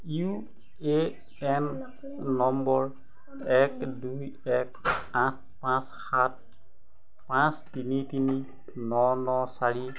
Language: Assamese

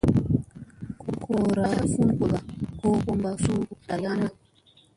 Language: Musey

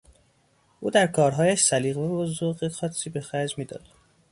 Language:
Persian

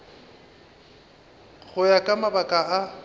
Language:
Northern Sotho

